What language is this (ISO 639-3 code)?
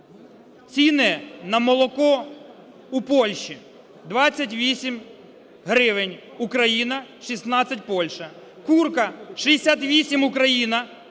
ukr